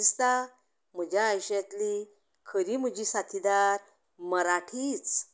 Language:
Konkani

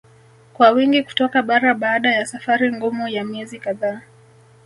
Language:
Swahili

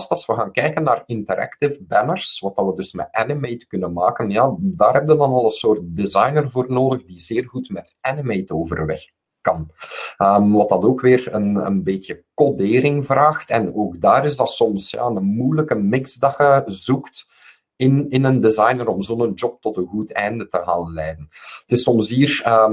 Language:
Dutch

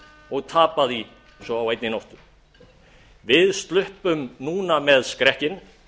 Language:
Icelandic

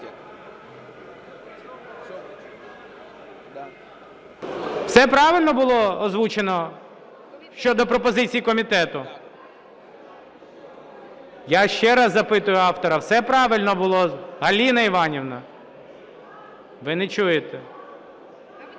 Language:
Ukrainian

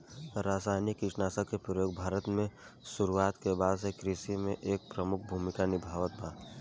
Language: Bhojpuri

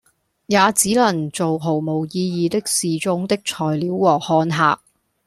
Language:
Cantonese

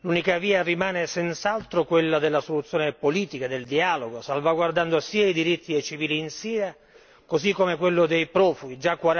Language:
Italian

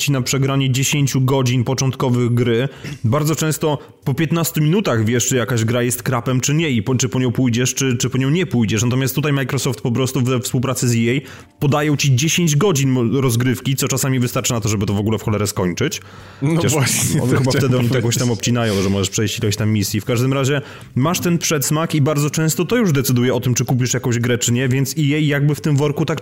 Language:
Polish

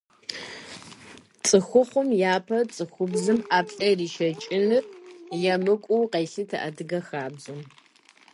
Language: Kabardian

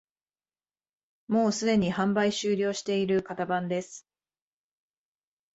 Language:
Japanese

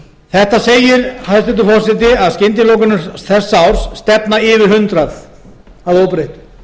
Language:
Icelandic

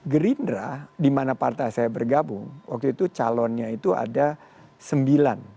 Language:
Indonesian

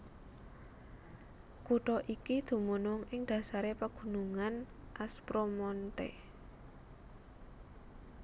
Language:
Javanese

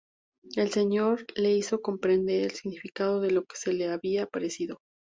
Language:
Spanish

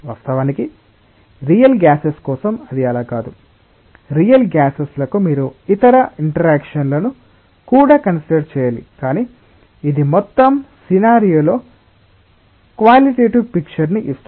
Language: Telugu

